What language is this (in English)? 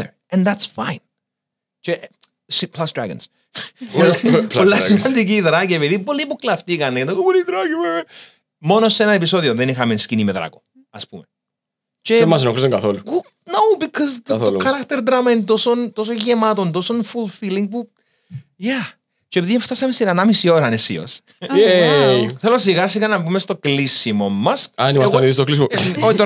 Greek